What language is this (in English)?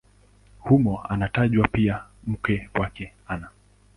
Swahili